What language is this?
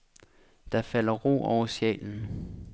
Danish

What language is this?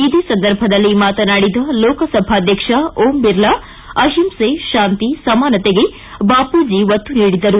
Kannada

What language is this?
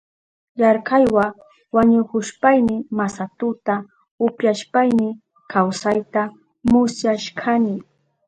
Southern Pastaza Quechua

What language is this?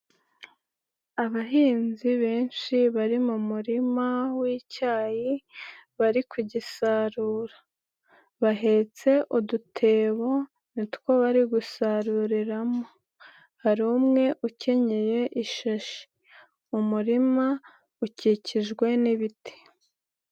Kinyarwanda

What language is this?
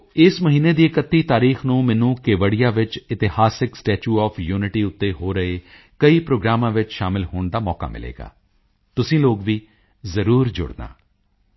Punjabi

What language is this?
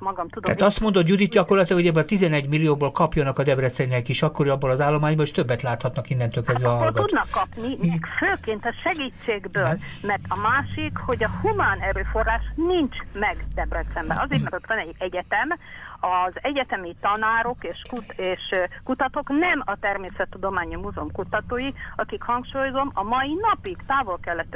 Hungarian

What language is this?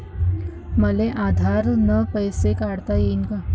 Marathi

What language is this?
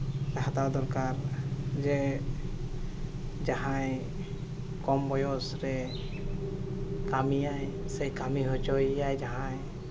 Santali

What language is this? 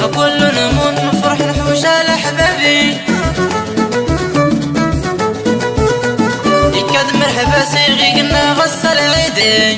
Arabic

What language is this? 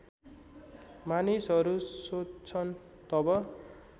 Nepali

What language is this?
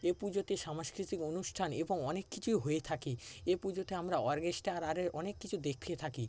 Bangla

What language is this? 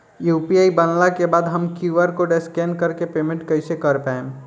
Bhojpuri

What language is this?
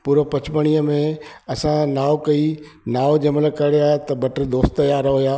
Sindhi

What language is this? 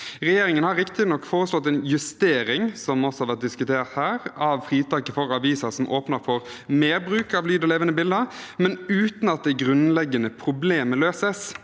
Norwegian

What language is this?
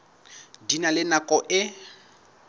Southern Sotho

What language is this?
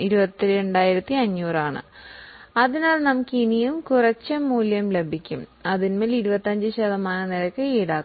Malayalam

